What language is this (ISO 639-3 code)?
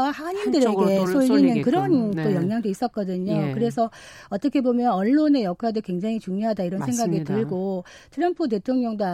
kor